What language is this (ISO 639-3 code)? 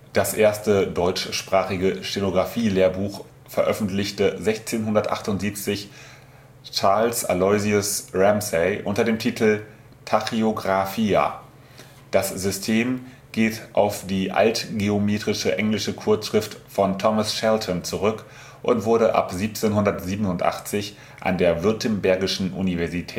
deu